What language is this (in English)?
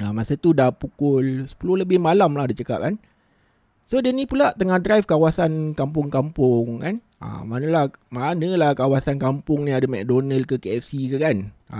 Malay